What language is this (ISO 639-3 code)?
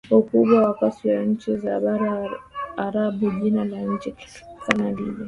swa